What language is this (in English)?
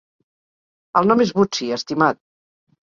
Catalan